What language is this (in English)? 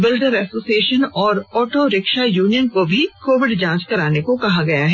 Hindi